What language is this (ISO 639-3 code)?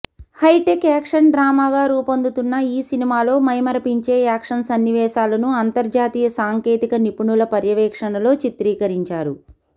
tel